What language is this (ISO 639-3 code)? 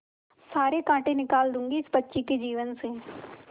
hin